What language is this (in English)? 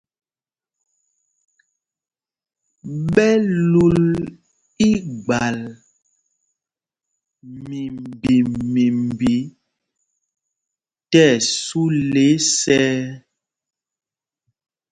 Mpumpong